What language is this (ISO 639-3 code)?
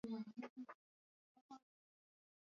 swa